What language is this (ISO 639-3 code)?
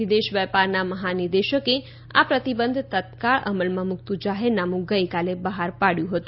guj